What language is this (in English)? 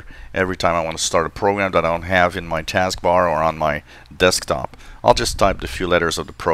English